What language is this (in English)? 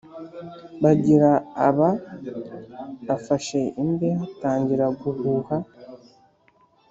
Kinyarwanda